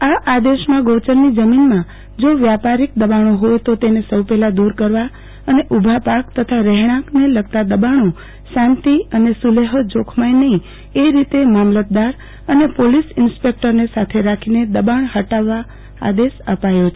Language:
Gujarati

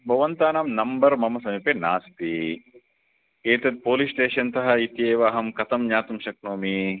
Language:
Sanskrit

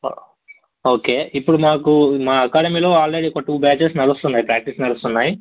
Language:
Telugu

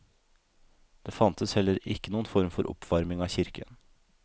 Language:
Norwegian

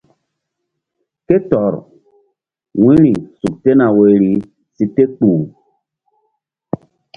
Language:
Mbum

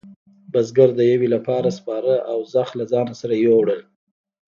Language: Pashto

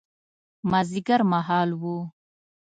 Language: Pashto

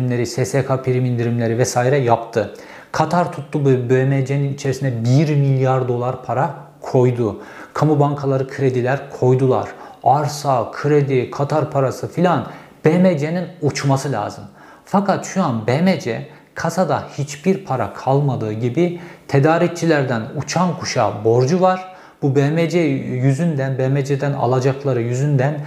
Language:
Turkish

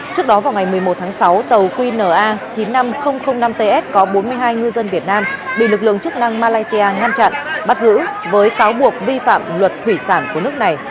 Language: Vietnamese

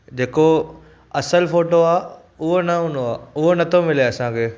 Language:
Sindhi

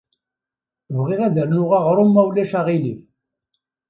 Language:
Kabyle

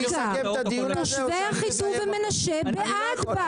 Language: Hebrew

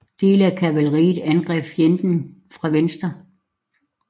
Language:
Danish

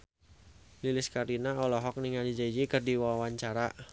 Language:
Sundanese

